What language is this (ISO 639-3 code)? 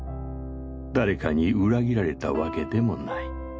jpn